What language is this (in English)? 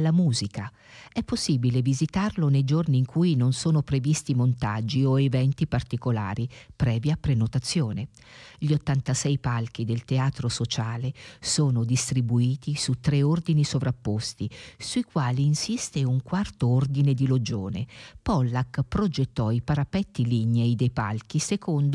Italian